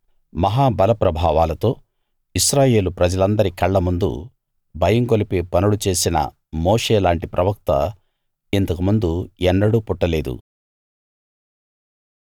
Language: Telugu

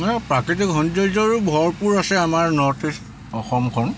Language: Assamese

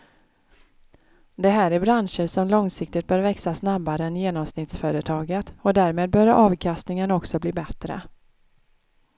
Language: Swedish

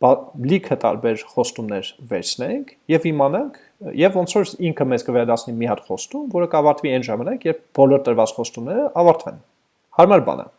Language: English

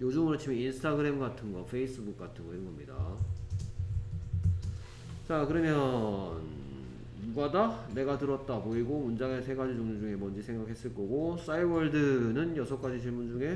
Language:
Korean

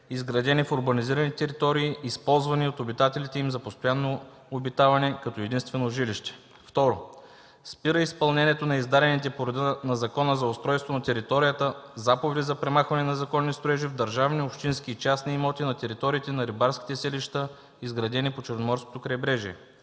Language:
Bulgarian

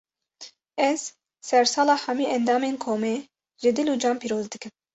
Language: Kurdish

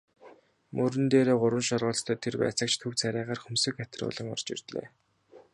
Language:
Mongolian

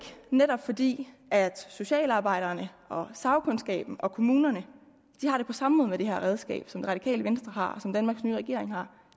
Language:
Danish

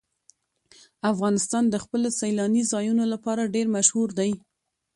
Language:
Pashto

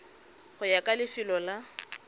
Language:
Tswana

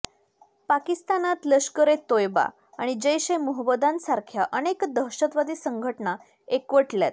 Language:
Marathi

